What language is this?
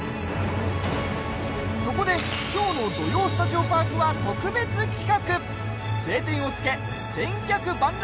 Japanese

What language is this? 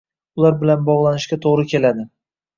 Uzbek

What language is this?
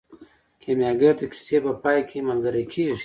Pashto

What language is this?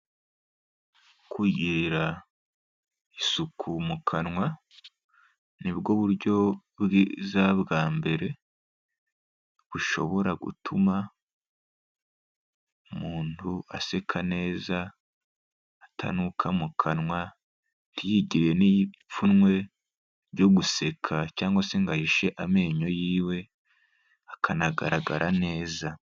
Kinyarwanda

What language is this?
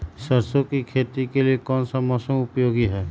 Magahi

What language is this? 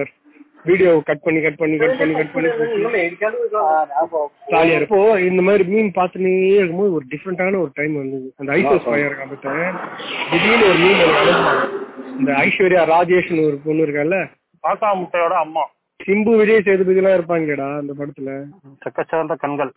Tamil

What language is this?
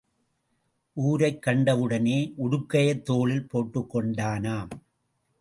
Tamil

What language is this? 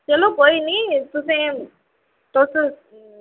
Dogri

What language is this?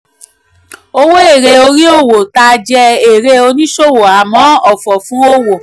Yoruba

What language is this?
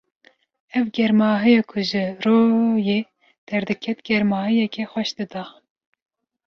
Kurdish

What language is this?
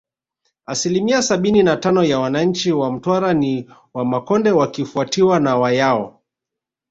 Swahili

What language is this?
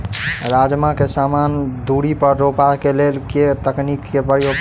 Maithili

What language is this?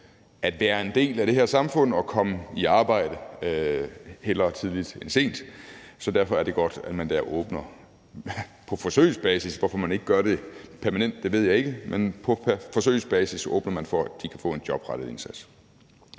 Danish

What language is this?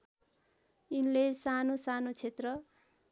Nepali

